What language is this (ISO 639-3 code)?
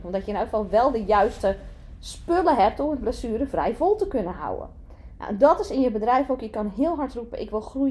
nld